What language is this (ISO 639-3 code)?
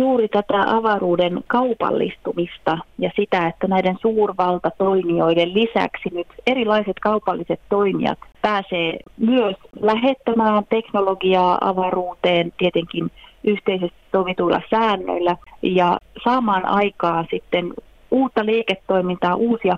fin